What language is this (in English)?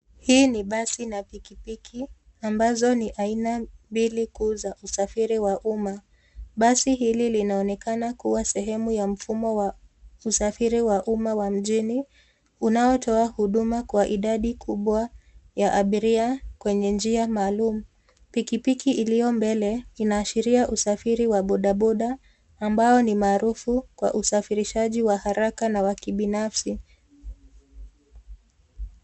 Swahili